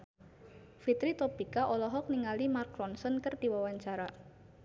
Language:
Sundanese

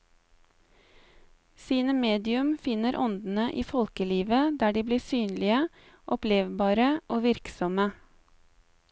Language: Norwegian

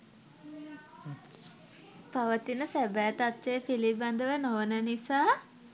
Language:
Sinhala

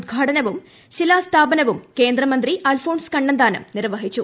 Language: Malayalam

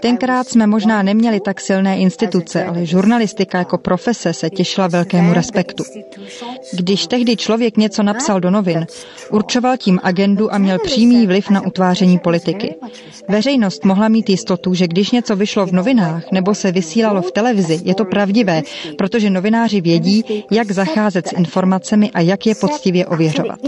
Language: Czech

